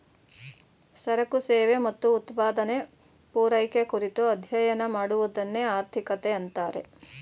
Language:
Kannada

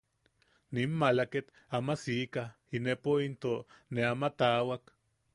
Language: Yaqui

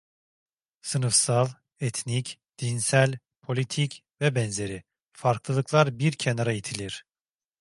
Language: Turkish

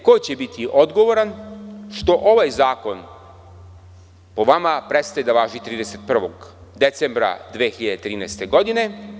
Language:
Serbian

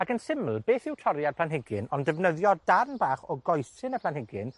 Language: Welsh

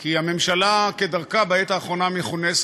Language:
Hebrew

